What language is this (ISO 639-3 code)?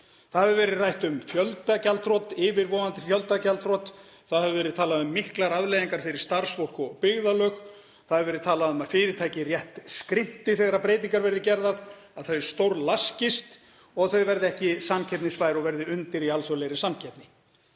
isl